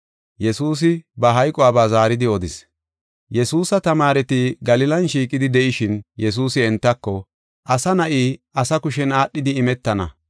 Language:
Gofa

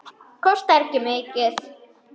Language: Icelandic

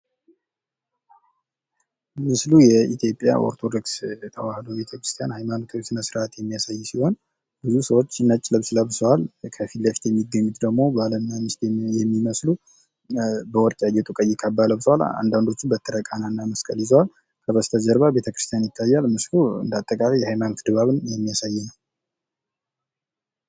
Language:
Amharic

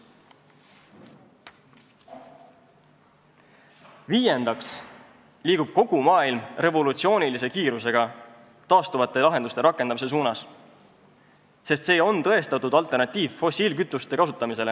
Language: Estonian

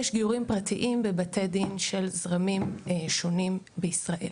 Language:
Hebrew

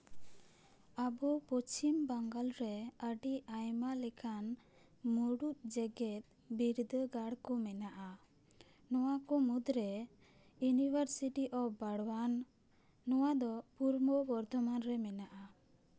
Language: Santali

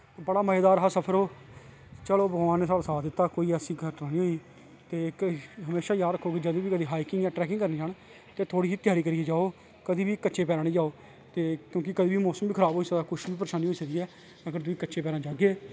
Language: Dogri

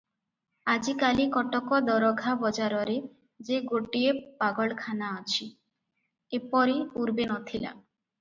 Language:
Odia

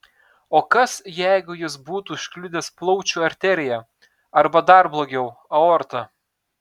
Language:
Lithuanian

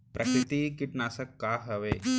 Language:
Chhattisgarhi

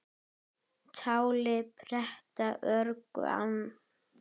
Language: Icelandic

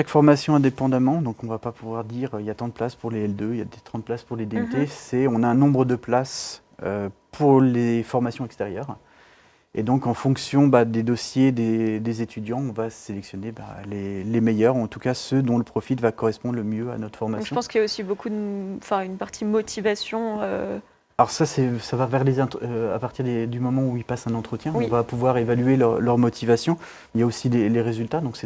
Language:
French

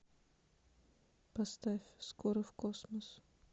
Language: Russian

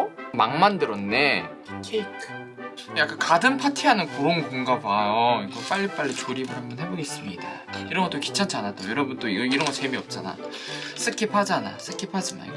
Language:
Korean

